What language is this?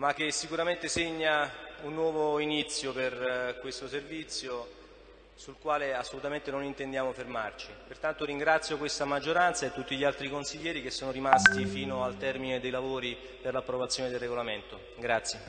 Italian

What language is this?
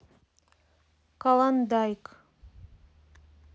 Russian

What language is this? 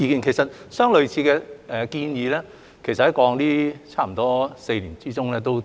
Cantonese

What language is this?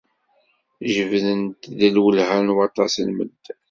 Kabyle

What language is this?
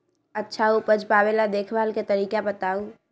Magahi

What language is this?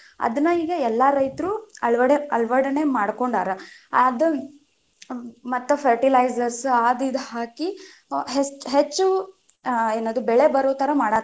Kannada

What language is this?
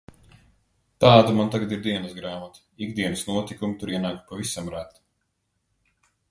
Latvian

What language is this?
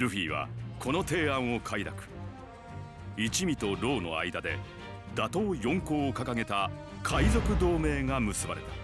Japanese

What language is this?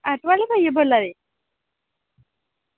Dogri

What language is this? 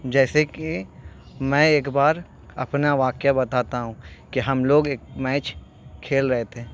Urdu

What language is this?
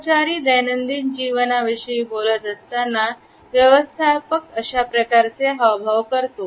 Marathi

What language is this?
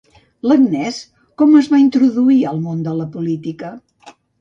Catalan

